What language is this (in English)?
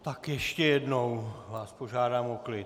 Czech